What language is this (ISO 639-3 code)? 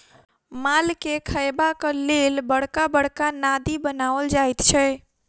mai